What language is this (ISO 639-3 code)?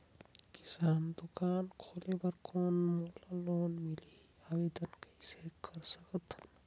hne